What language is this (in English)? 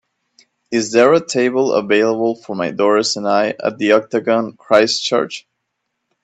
English